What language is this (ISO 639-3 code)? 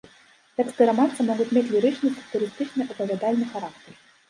bel